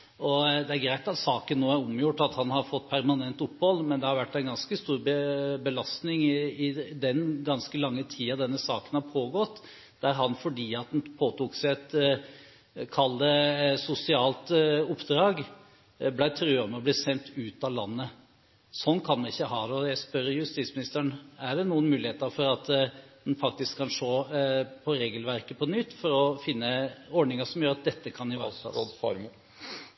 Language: Norwegian Bokmål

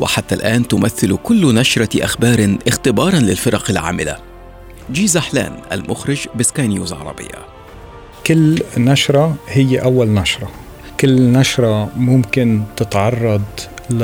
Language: Arabic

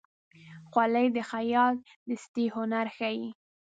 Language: Pashto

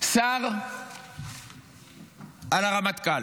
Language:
Hebrew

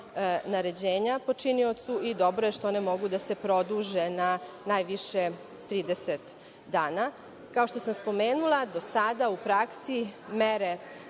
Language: Serbian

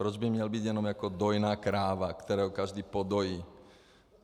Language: Czech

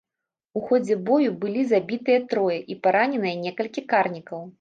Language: Belarusian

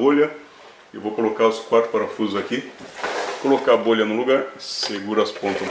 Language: Portuguese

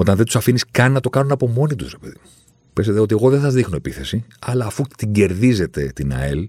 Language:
Greek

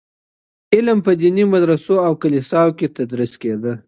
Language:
Pashto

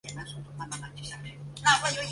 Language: Chinese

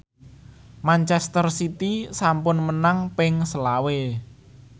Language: Javanese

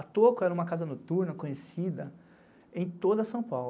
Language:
Portuguese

